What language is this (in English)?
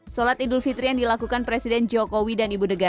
Indonesian